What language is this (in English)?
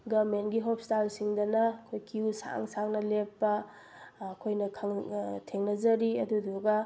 Manipuri